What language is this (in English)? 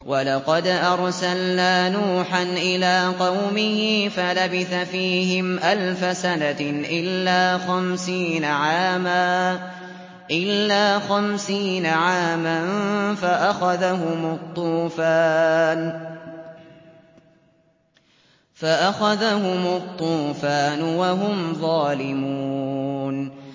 Arabic